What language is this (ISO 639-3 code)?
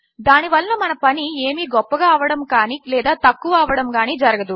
tel